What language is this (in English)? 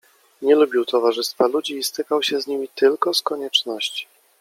Polish